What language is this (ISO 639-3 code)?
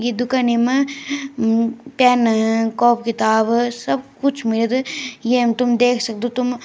gbm